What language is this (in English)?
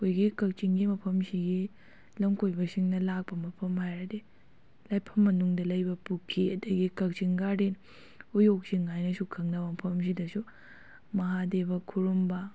Manipuri